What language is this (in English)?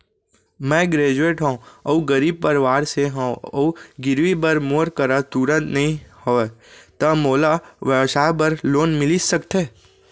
Chhattisgarhi